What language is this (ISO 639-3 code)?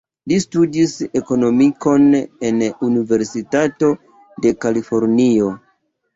epo